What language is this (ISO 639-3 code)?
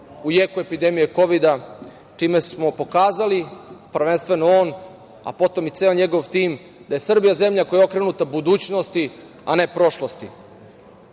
srp